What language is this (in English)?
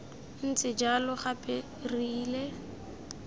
Tswana